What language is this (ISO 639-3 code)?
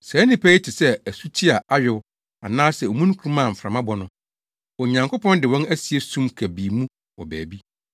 aka